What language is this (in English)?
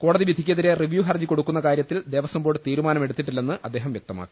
Malayalam